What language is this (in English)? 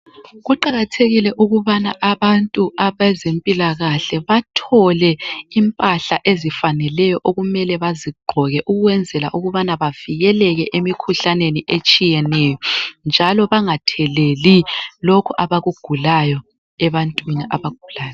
North Ndebele